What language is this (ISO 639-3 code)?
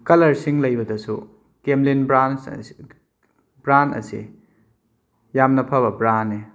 mni